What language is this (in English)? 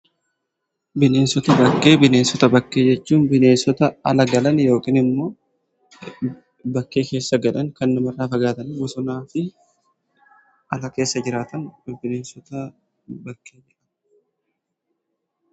Oromo